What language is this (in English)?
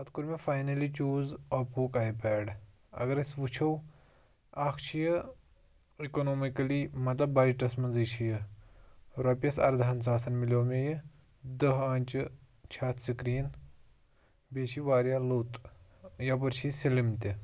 Kashmiri